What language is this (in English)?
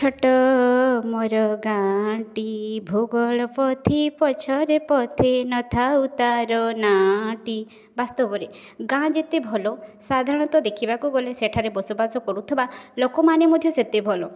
Odia